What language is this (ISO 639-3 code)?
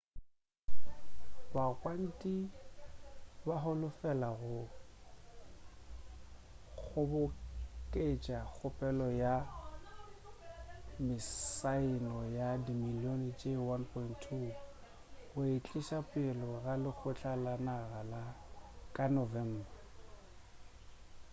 nso